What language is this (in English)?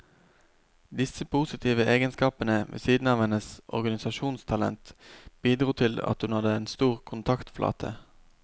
Norwegian